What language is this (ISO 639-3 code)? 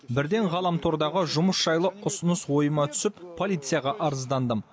kaz